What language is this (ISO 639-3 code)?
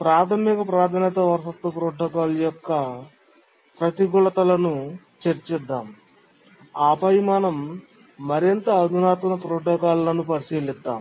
tel